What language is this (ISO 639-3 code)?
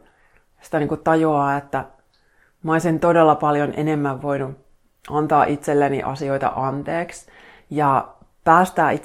fin